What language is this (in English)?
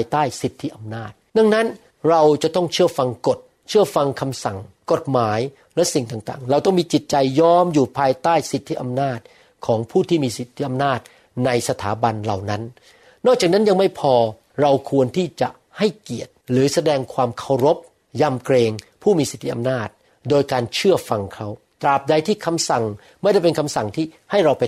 Thai